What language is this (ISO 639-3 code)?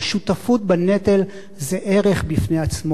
heb